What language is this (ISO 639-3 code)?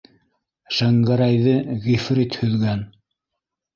bak